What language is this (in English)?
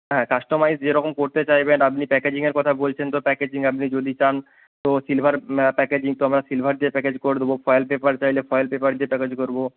Bangla